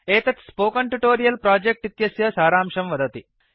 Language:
Sanskrit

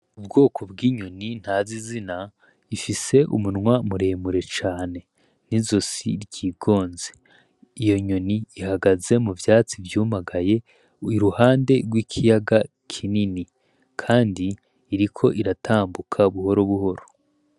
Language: Rundi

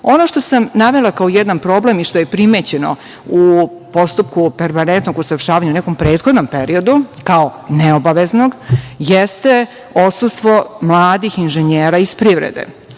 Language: Serbian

